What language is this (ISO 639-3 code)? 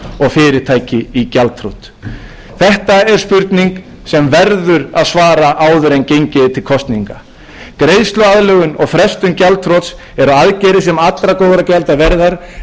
isl